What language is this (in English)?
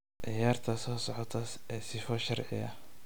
Somali